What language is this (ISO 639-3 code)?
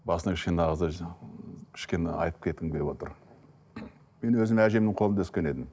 kaz